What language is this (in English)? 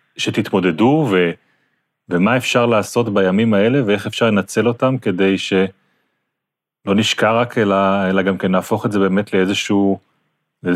Hebrew